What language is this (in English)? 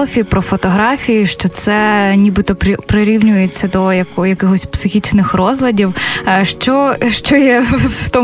Ukrainian